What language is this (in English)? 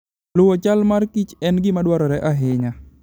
Luo (Kenya and Tanzania)